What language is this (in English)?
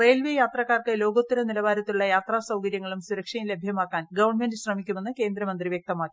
Malayalam